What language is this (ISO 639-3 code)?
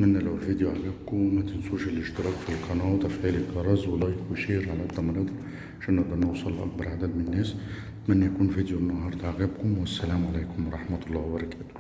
ara